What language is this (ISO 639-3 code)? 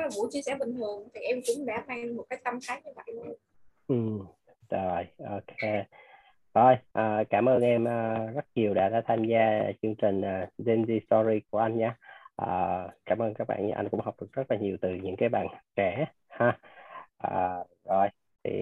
vie